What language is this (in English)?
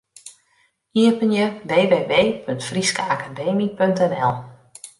Western Frisian